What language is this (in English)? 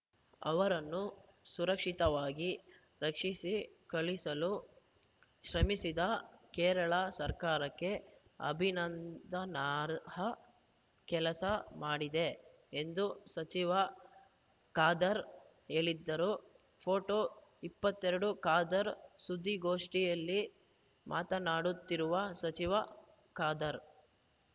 Kannada